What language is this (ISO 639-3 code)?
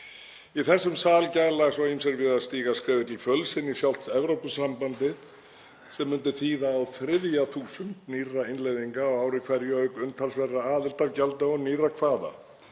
isl